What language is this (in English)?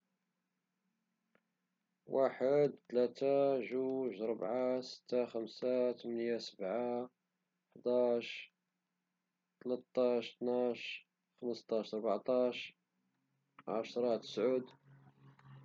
Moroccan Arabic